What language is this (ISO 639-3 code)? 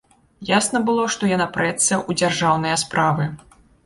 bel